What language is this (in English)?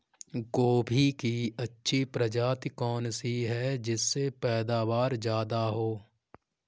Hindi